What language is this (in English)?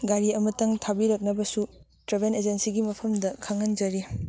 Manipuri